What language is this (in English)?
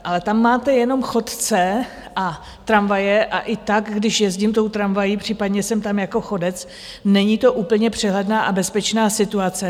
Czech